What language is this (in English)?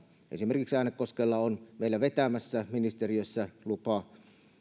Finnish